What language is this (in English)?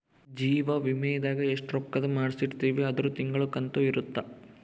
Kannada